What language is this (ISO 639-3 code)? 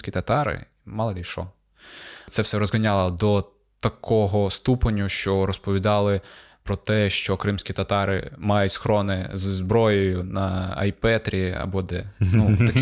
ukr